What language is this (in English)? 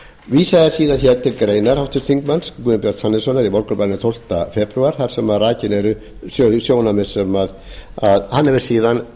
Icelandic